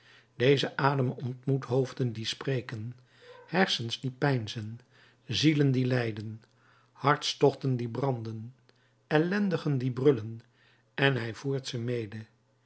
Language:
Dutch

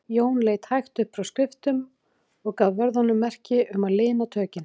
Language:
Icelandic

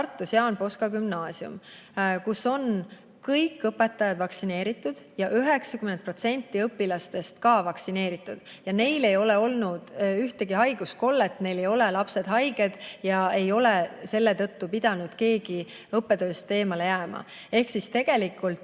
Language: Estonian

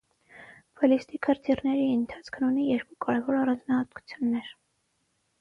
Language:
Armenian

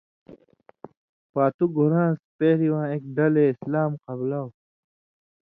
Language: Indus Kohistani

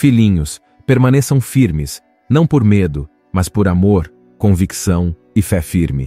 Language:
Portuguese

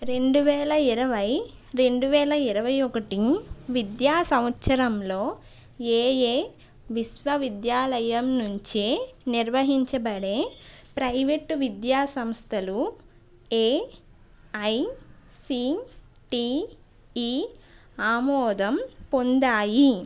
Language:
Telugu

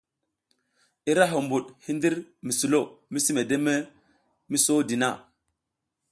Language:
South Giziga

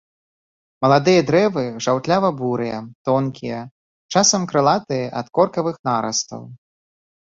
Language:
Belarusian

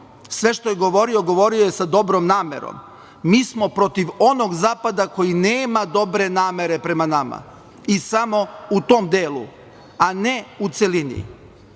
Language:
Serbian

